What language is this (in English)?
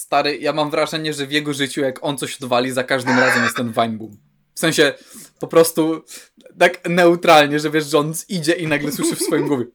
Polish